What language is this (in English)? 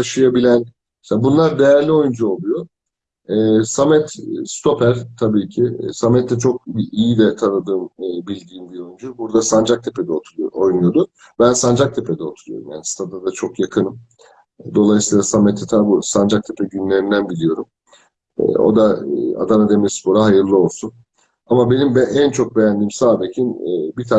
Turkish